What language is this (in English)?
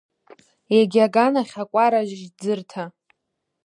Abkhazian